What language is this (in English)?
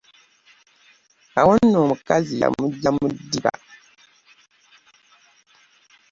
Ganda